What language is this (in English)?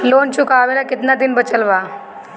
Bhojpuri